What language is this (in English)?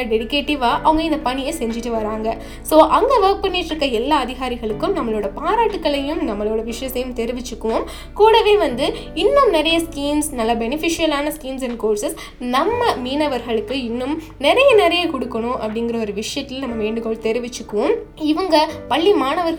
Tamil